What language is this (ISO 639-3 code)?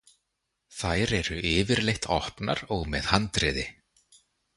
isl